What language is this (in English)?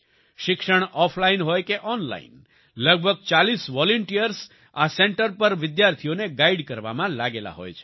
Gujarati